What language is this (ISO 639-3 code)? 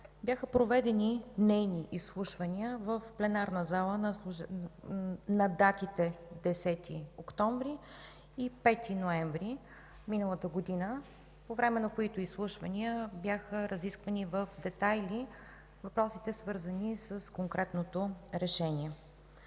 bul